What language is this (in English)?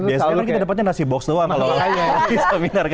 Indonesian